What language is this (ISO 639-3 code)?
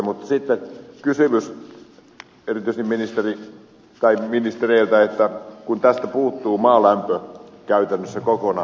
fin